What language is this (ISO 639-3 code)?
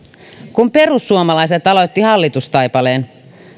fin